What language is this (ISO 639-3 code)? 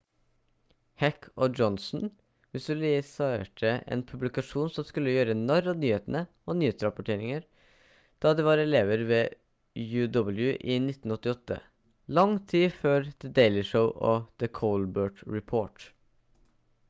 nob